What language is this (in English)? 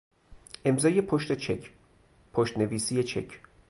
Persian